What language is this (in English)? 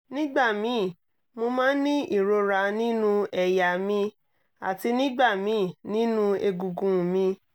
Yoruba